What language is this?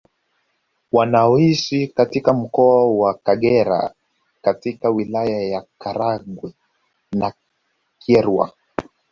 Swahili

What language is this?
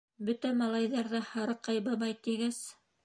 Bashkir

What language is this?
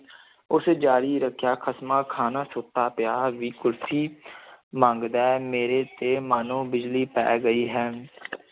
Punjabi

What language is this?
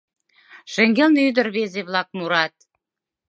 Mari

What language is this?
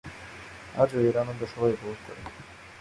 Bangla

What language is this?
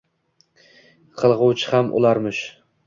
Uzbek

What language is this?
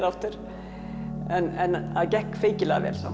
Icelandic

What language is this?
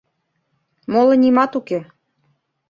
Mari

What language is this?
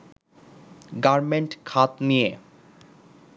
Bangla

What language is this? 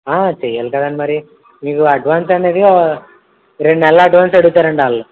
Telugu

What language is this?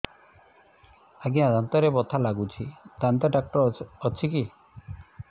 Odia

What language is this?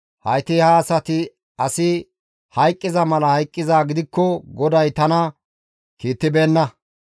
Gamo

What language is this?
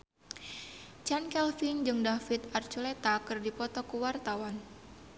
Sundanese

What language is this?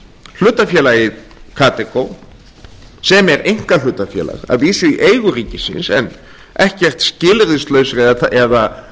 Icelandic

